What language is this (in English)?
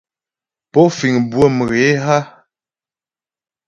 Ghomala